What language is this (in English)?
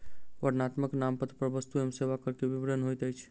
Maithili